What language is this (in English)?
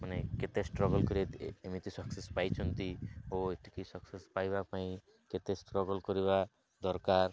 Odia